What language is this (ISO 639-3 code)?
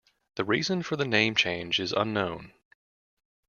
eng